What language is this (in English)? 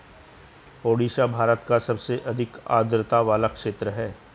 Hindi